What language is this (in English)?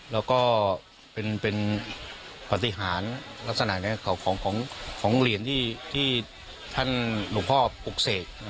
Thai